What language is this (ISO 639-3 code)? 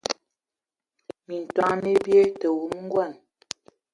ewo